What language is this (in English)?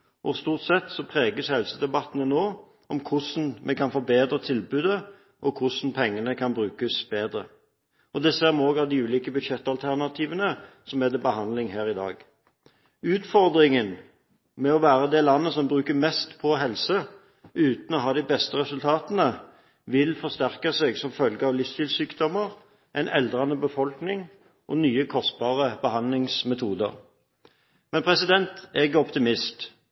Norwegian Bokmål